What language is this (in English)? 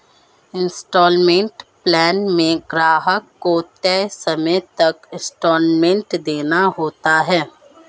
Hindi